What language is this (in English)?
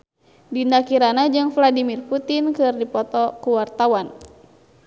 Sundanese